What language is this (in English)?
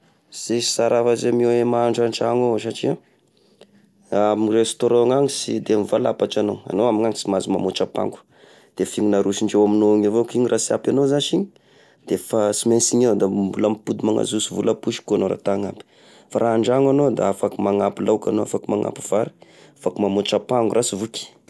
Tesaka Malagasy